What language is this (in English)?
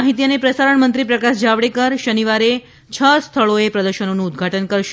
Gujarati